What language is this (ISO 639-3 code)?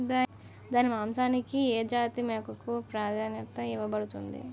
tel